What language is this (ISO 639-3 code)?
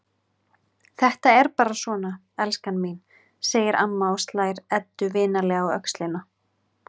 isl